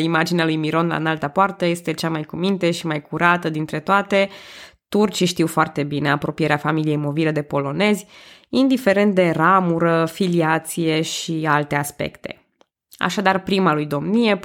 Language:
Romanian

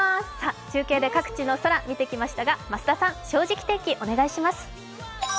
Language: Japanese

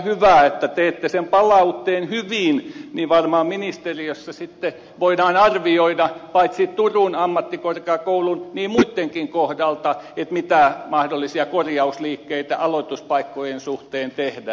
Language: Finnish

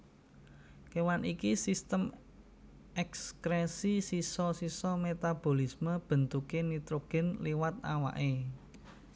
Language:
Javanese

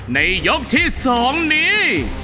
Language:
Thai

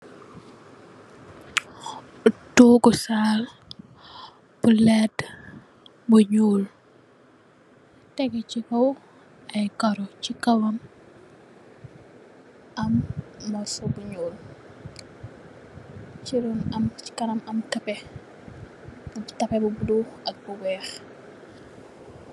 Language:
Wolof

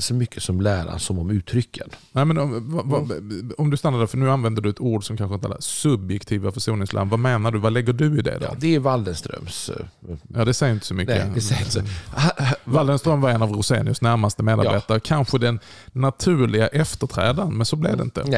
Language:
Swedish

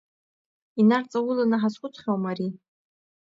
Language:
Abkhazian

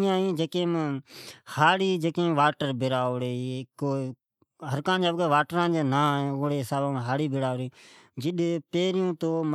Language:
Od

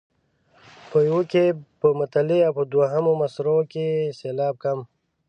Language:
Pashto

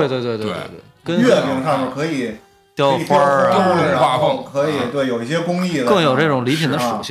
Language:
Chinese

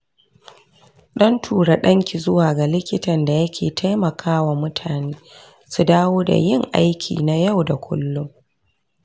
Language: Hausa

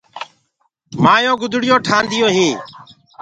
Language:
Gurgula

